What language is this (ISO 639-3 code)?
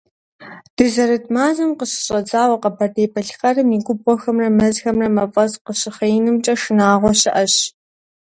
kbd